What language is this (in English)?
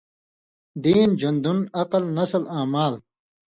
Indus Kohistani